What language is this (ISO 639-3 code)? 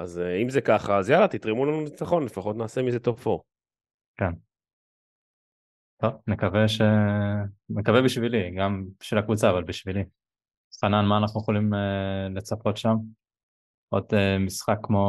heb